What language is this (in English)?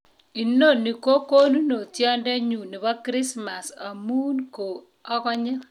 Kalenjin